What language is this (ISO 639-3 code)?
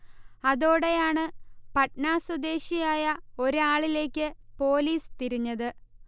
mal